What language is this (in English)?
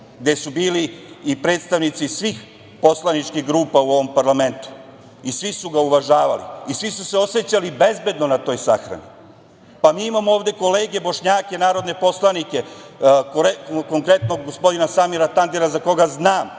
Serbian